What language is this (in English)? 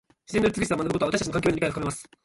Japanese